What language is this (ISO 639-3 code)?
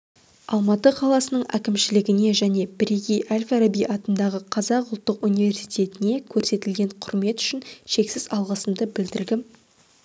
kaz